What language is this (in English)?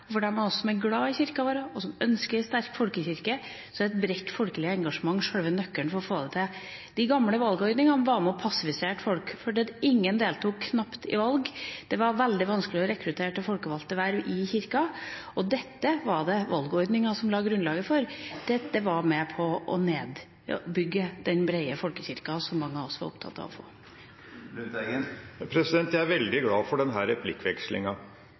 Norwegian Bokmål